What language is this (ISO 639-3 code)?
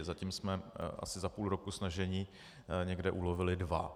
ces